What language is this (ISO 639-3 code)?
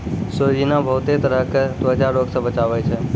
mai